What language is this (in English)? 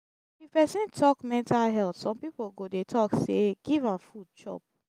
Nigerian Pidgin